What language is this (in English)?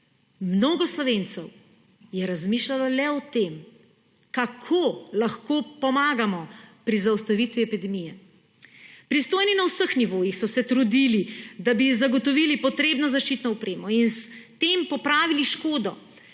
Slovenian